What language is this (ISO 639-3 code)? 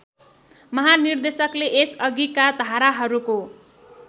nep